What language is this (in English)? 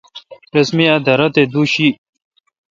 Kalkoti